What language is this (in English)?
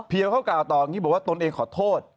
Thai